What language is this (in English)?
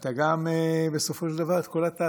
Hebrew